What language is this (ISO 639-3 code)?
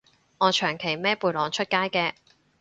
yue